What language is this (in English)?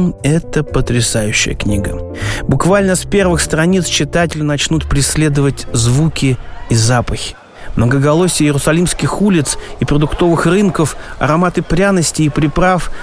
Russian